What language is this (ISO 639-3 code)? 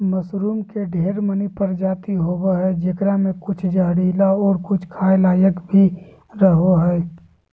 mag